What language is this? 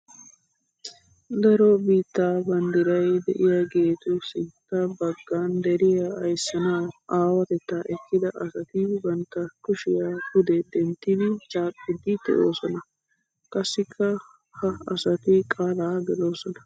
Wolaytta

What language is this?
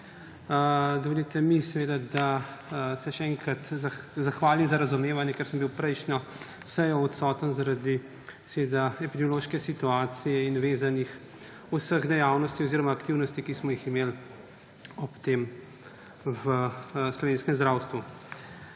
Slovenian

